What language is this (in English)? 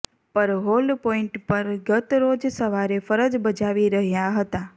Gujarati